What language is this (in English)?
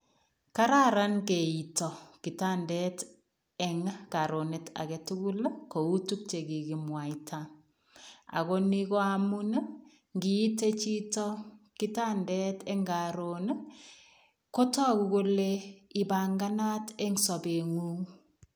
Kalenjin